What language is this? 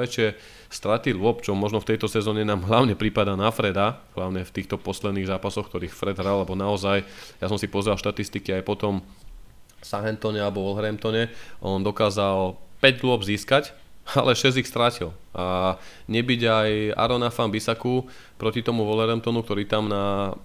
Slovak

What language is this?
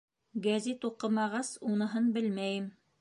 Bashkir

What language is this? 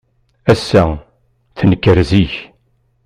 Kabyle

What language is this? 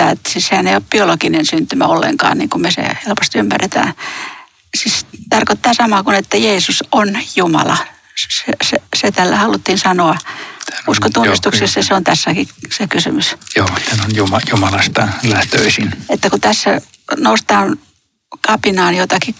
Finnish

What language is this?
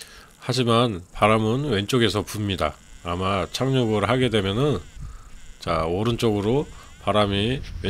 Korean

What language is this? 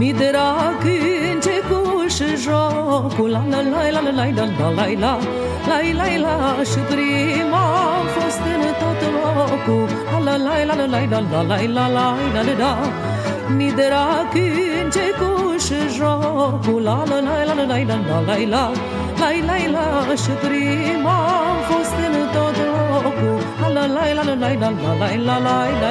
Romanian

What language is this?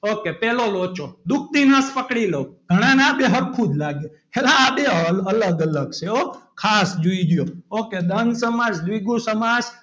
Gujarati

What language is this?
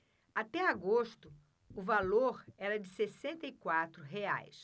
Portuguese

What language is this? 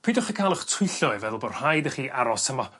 Welsh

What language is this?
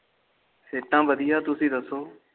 Punjabi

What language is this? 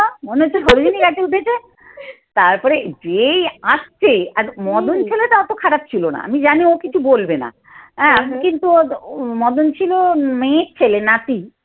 Bangla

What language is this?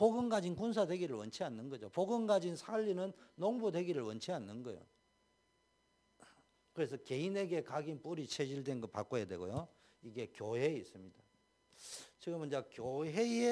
Korean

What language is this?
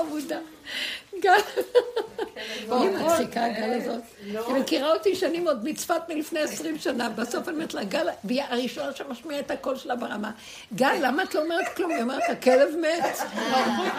Hebrew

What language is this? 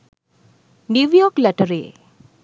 Sinhala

